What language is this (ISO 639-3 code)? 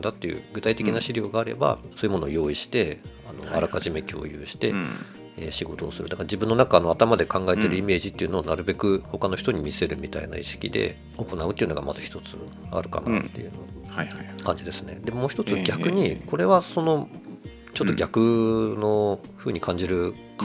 jpn